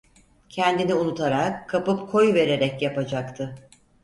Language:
Turkish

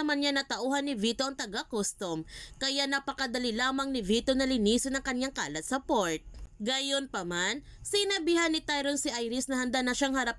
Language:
Filipino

